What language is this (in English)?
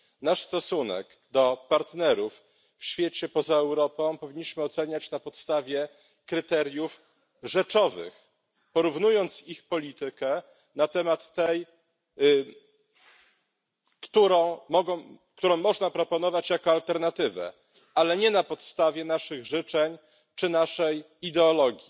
Polish